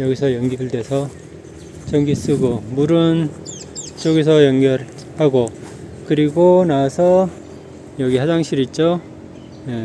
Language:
Korean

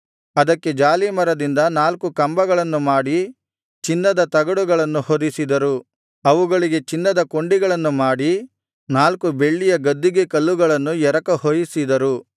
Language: Kannada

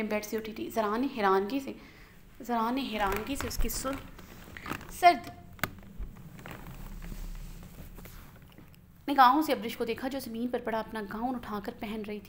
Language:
Hindi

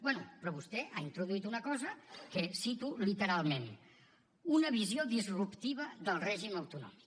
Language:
Catalan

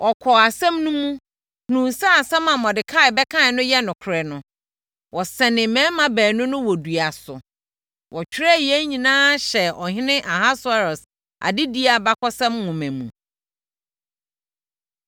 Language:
Akan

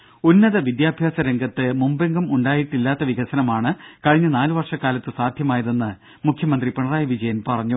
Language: Malayalam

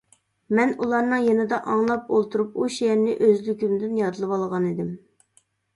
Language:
Uyghur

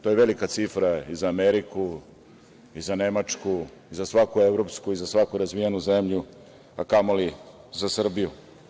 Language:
Serbian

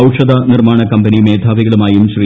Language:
Malayalam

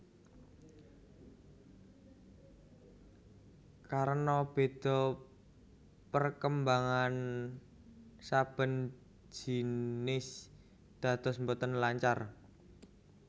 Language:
Javanese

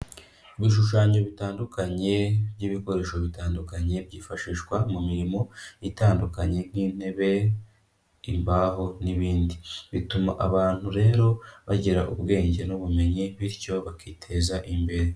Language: Kinyarwanda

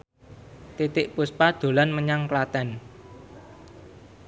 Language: Javanese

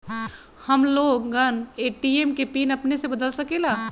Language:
Magahi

